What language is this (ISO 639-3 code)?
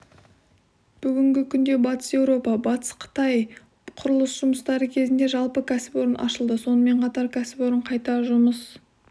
kaz